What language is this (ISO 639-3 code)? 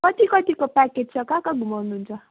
nep